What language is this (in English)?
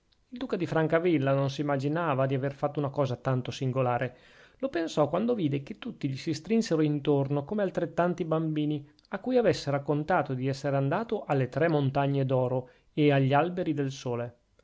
Italian